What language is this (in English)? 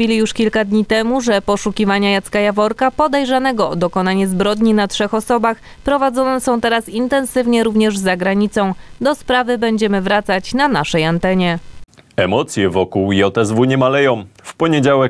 Polish